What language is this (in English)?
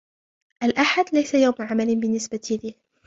Arabic